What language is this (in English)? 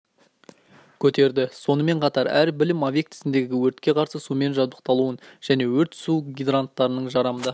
Kazakh